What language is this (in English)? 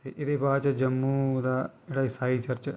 Dogri